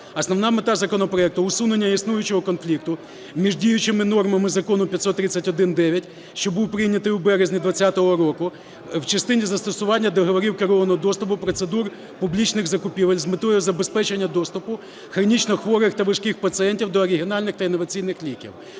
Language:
Ukrainian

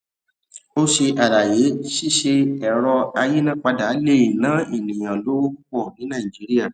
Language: Yoruba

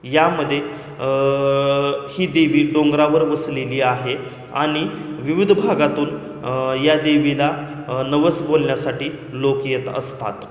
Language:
Marathi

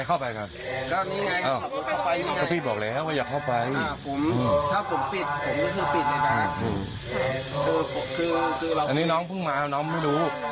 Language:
Thai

